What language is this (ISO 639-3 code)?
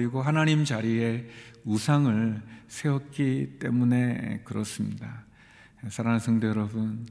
kor